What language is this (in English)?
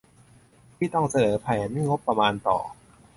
Thai